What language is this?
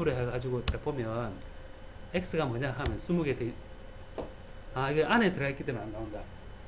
Korean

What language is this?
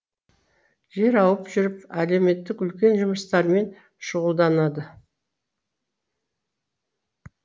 Kazakh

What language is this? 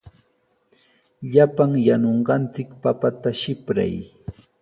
Sihuas Ancash Quechua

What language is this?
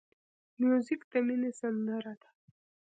Pashto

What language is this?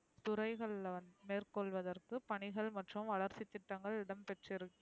Tamil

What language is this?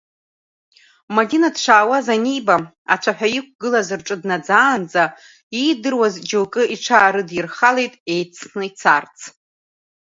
Abkhazian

